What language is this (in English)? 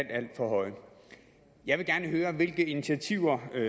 Danish